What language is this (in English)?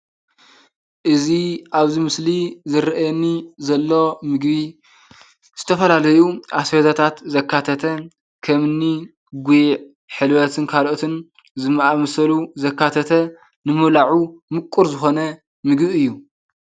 Tigrinya